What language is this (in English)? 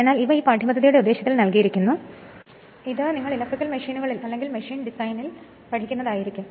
Malayalam